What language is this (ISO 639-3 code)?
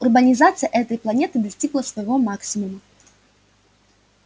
rus